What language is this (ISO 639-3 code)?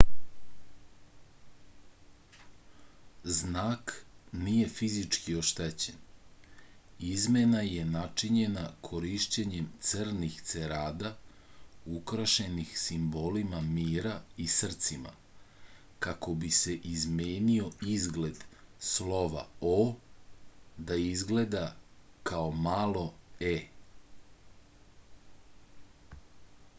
srp